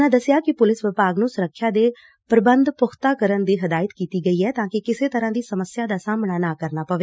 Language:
Punjabi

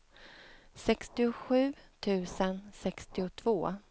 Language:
Swedish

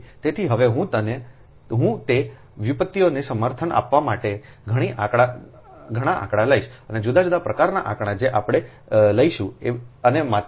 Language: Gujarati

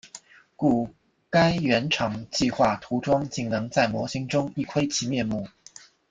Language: Chinese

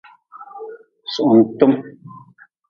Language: Nawdm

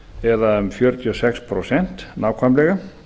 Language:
Icelandic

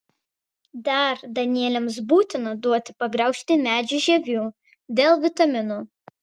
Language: Lithuanian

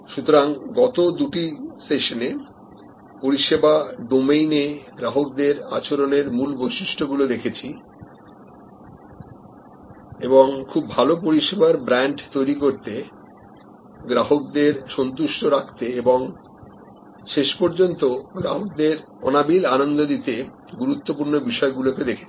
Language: Bangla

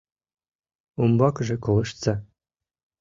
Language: Mari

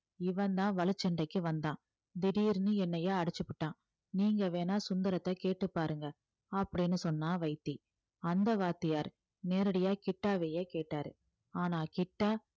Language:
Tamil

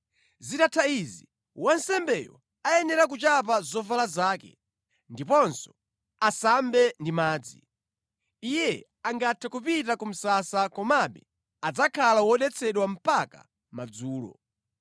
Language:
Nyanja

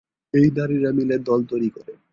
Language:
Bangla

